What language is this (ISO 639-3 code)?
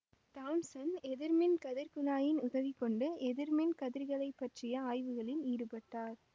tam